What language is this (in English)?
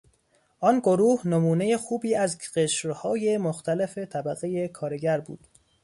Persian